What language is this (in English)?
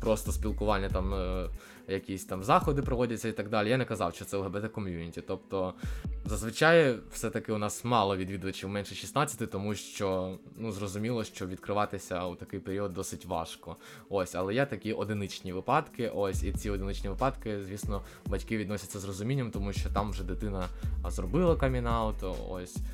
Ukrainian